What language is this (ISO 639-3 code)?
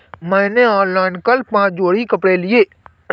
hin